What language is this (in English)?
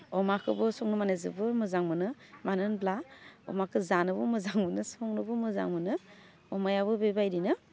Bodo